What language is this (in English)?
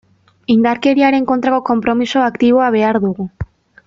Basque